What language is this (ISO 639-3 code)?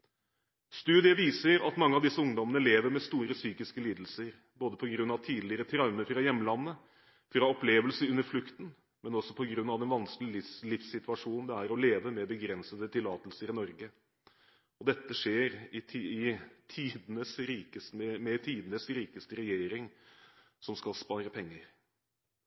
nob